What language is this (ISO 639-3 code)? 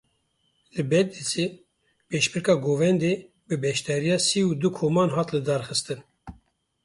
kur